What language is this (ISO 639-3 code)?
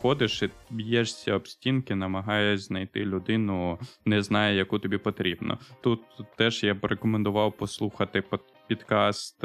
ukr